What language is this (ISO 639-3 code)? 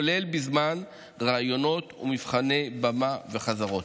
heb